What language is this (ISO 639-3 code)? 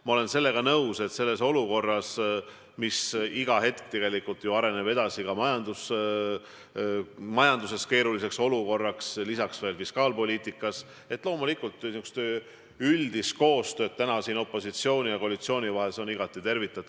est